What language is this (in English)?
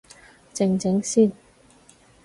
Cantonese